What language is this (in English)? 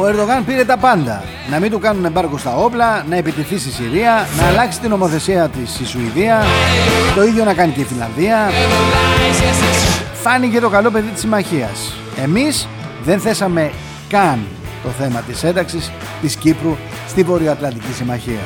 Greek